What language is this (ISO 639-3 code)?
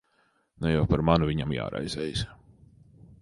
lav